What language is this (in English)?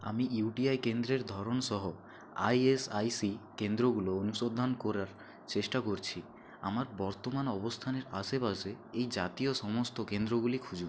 Bangla